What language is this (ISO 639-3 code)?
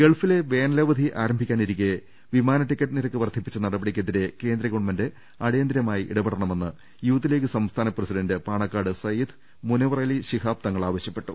mal